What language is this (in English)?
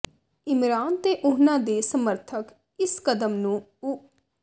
Punjabi